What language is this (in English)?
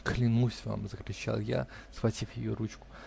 Russian